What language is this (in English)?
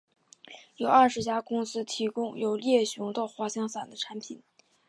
Chinese